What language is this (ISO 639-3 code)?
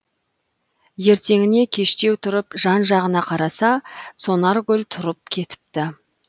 kaz